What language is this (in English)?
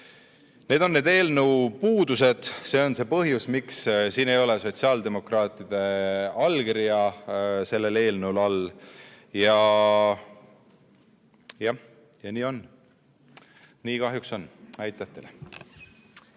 Estonian